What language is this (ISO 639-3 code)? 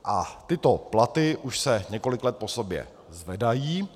ces